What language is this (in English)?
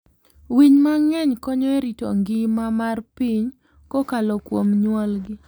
Luo (Kenya and Tanzania)